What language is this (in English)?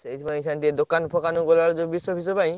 Odia